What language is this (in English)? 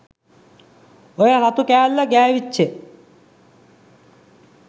Sinhala